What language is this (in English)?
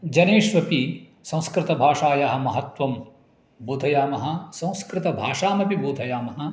Sanskrit